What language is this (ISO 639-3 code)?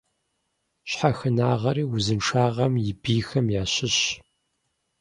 kbd